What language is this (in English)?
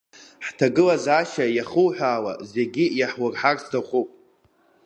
Abkhazian